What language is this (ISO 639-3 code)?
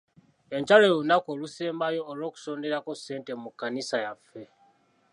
lug